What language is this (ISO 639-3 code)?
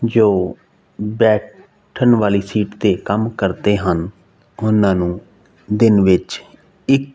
pan